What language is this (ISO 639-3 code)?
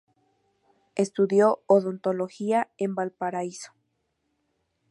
spa